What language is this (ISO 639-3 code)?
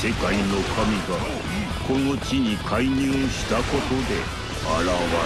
jpn